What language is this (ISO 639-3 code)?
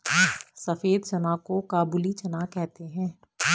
hin